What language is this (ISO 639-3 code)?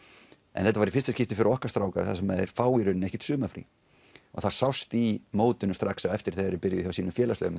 isl